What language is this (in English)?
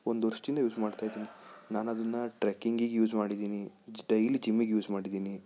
Kannada